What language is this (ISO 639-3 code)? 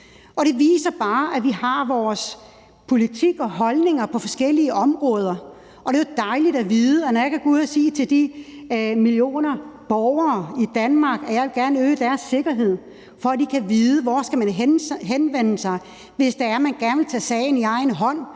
dan